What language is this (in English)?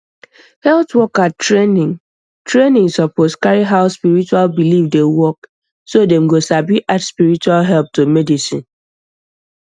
Nigerian Pidgin